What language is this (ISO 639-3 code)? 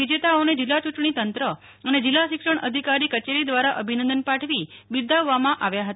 guj